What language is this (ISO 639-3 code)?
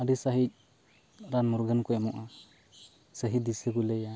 sat